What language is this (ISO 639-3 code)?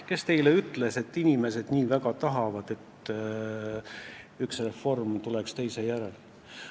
est